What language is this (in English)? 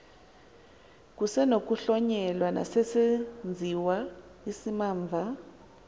Xhosa